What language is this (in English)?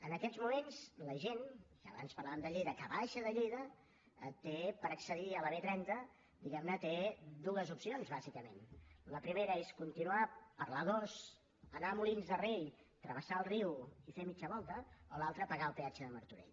Catalan